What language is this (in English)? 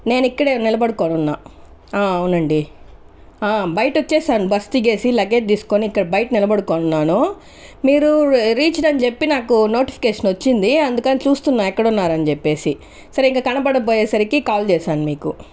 Telugu